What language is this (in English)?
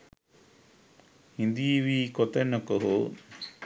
Sinhala